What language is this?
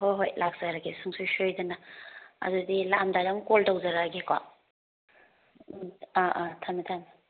Manipuri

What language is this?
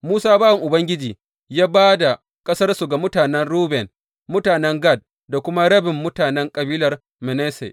Hausa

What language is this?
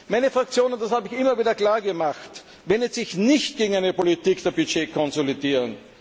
German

